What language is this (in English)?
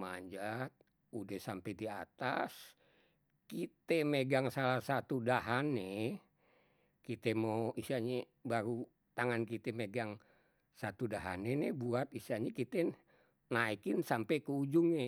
Betawi